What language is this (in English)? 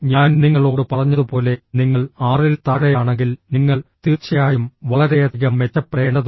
Malayalam